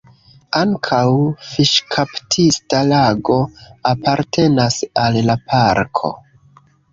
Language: Esperanto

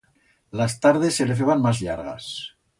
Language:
Aragonese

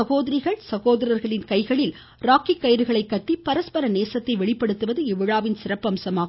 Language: Tamil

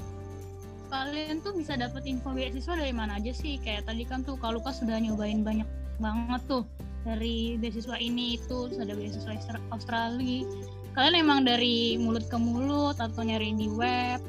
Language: Indonesian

